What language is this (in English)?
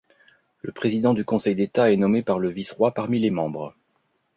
French